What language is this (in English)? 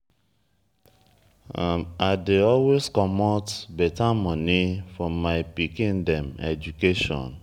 Nigerian Pidgin